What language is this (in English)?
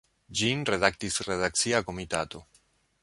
Esperanto